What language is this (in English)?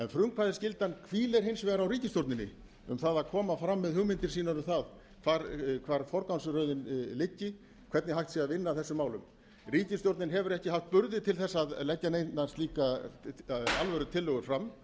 Icelandic